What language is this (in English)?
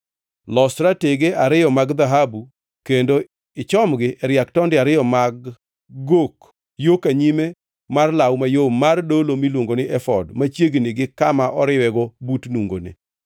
Luo (Kenya and Tanzania)